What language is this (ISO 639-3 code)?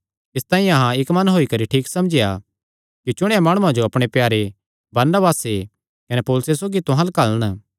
xnr